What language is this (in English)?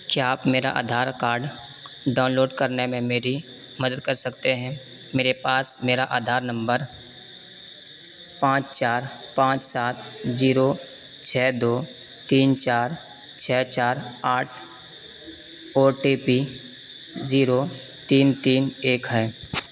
Urdu